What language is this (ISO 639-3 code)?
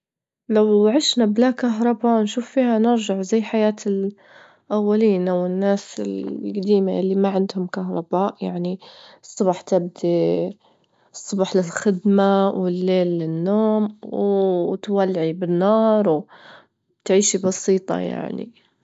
ayl